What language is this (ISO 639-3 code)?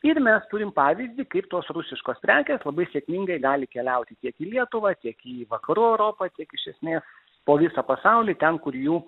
lit